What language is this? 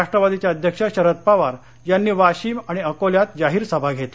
Marathi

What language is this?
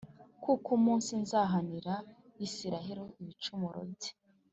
Kinyarwanda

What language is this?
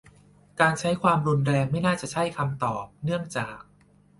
Thai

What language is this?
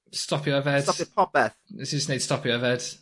Welsh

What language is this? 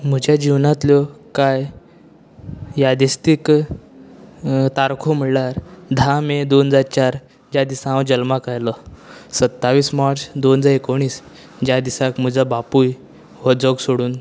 Konkani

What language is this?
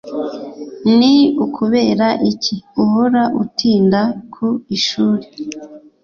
Kinyarwanda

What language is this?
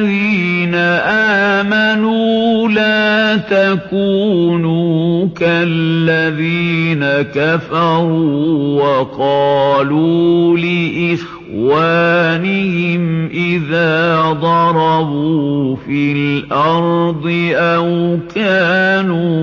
Arabic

